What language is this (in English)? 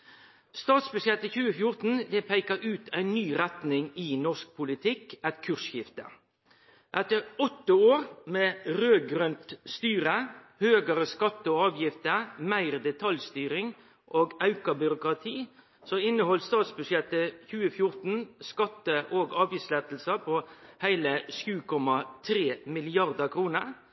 Norwegian Nynorsk